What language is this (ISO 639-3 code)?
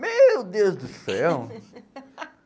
por